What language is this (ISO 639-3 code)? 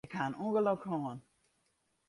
fry